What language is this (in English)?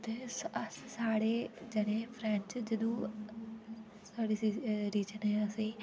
Dogri